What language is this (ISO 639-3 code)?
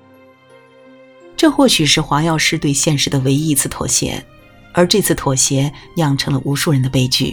zho